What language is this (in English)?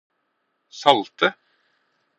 Norwegian Bokmål